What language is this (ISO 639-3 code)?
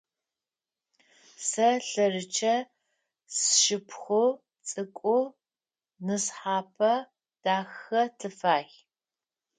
ady